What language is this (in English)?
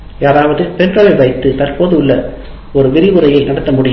Tamil